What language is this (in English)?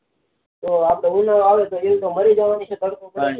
Gujarati